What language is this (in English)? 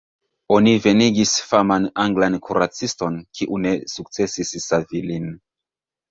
Esperanto